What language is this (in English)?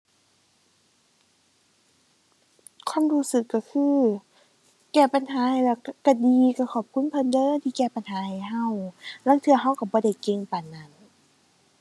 Thai